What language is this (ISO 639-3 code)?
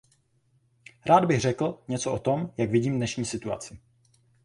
ces